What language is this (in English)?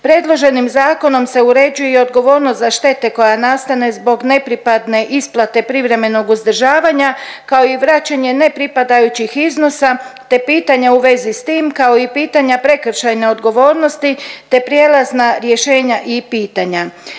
Croatian